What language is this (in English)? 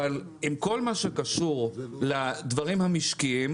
Hebrew